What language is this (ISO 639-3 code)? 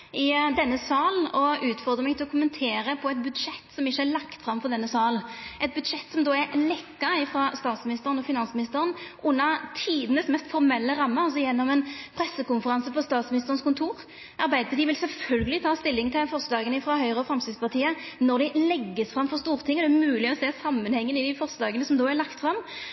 nno